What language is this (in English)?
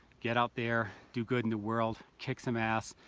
English